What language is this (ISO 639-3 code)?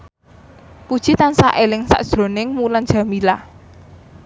jav